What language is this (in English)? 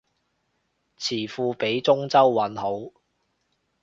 Cantonese